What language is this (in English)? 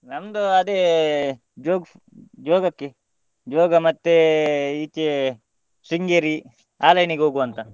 Kannada